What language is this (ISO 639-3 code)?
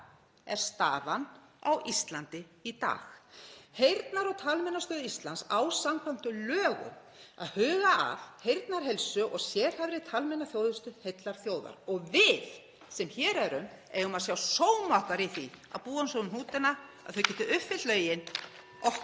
isl